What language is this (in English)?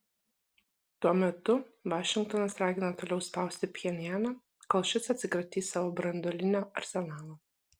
Lithuanian